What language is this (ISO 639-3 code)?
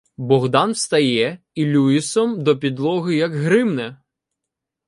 ukr